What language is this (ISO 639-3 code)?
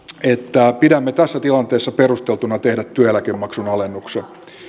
fin